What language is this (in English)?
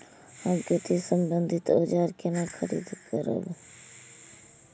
Maithili